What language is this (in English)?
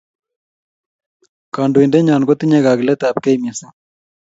Kalenjin